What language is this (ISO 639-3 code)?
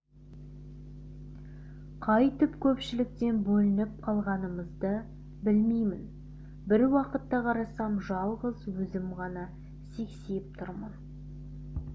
kaz